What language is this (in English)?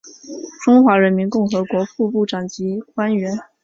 Chinese